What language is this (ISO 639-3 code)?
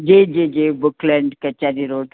snd